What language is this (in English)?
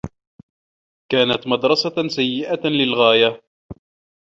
Arabic